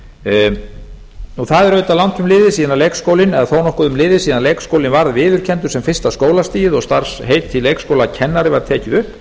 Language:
Icelandic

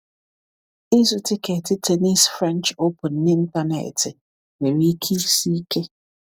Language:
Igbo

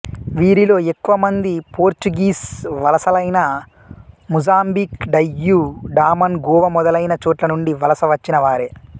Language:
Telugu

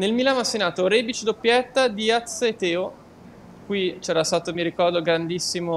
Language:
Italian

